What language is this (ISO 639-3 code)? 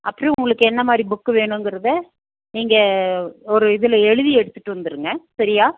tam